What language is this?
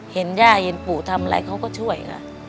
Thai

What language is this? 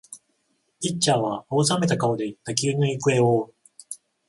Japanese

